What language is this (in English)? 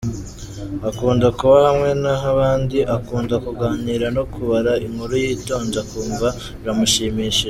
Kinyarwanda